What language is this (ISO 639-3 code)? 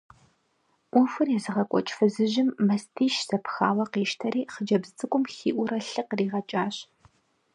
kbd